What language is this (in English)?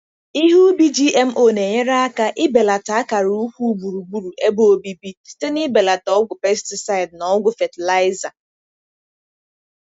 Igbo